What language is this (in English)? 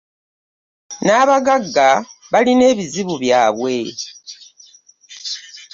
Ganda